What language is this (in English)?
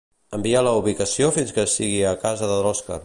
Catalan